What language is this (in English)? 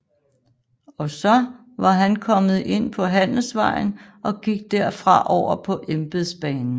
Danish